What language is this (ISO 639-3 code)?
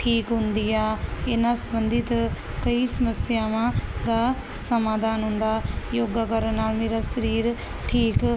pan